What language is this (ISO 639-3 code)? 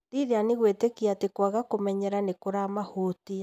kik